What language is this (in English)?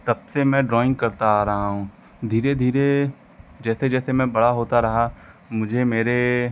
Hindi